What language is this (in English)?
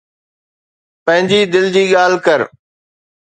Sindhi